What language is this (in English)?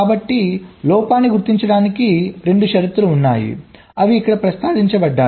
Telugu